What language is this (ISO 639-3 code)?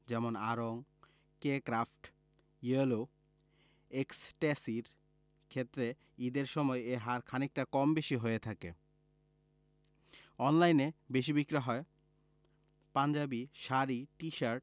ben